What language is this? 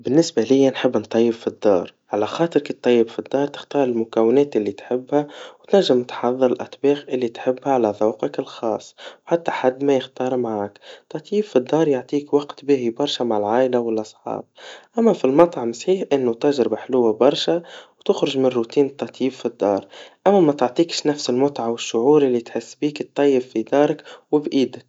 Tunisian Arabic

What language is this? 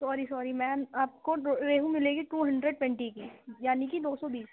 Urdu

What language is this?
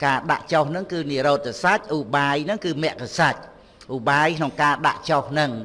Vietnamese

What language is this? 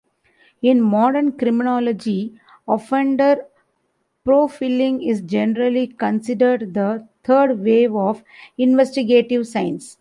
English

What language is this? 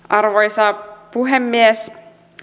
Finnish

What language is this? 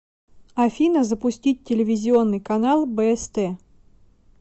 Russian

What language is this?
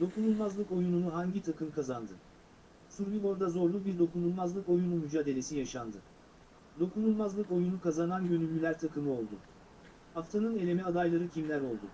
Turkish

